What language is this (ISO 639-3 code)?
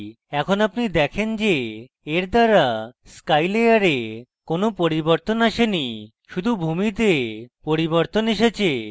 ben